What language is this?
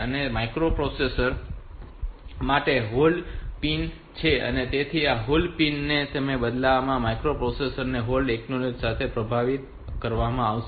Gujarati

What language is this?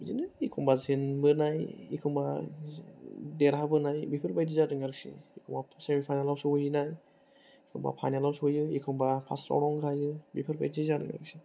Bodo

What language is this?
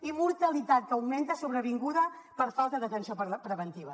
Catalan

